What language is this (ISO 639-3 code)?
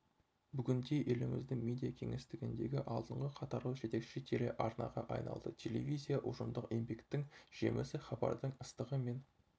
kaz